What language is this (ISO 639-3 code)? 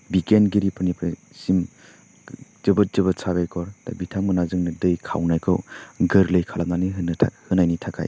brx